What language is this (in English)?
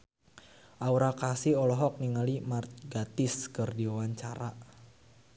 Sundanese